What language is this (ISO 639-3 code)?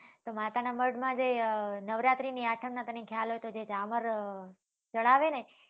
guj